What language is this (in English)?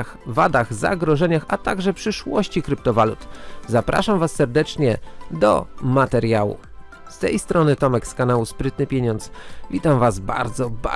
Polish